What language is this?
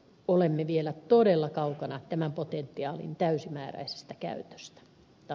Finnish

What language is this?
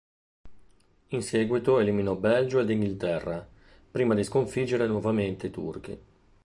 Italian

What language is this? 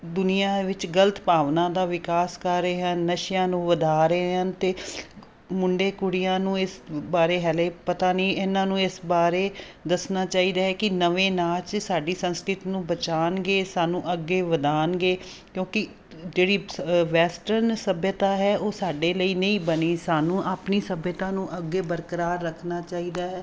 Punjabi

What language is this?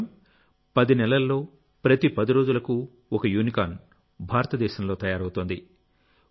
Telugu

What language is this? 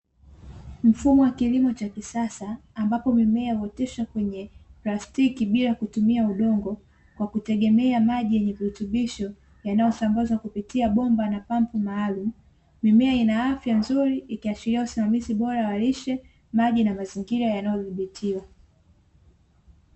Swahili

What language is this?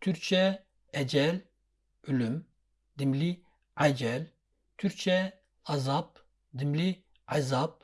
Turkish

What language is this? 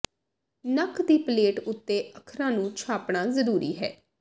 Punjabi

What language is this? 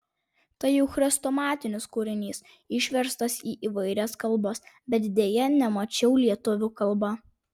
Lithuanian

